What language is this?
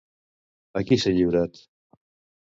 Catalan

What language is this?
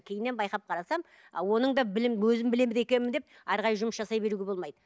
Kazakh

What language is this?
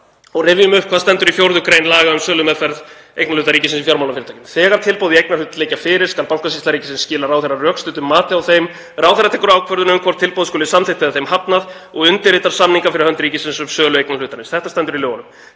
Icelandic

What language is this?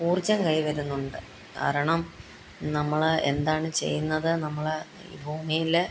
Malayalam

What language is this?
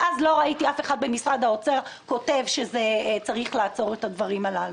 Hebrew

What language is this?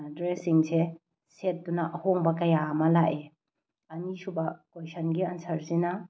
Manipuri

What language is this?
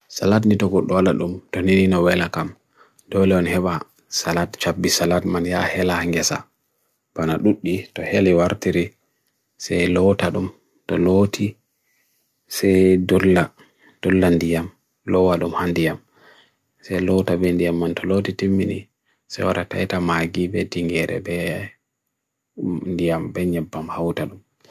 Bagirmi Fulfulde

